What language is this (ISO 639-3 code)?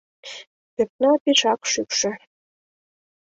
chm